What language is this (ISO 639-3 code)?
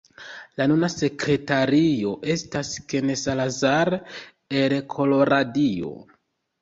epo